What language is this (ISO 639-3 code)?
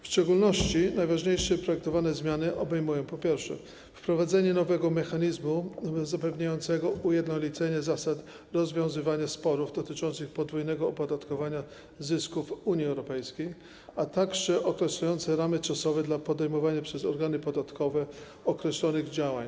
pol